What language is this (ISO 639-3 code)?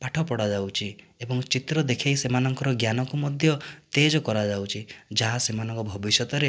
ori